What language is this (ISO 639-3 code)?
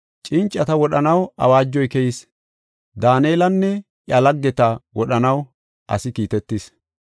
gof